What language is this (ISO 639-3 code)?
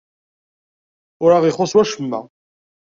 kab